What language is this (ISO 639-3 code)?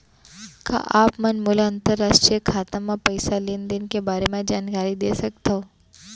hne